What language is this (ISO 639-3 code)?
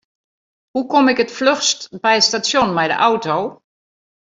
fry